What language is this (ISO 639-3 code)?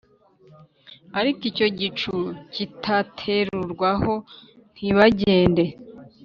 kin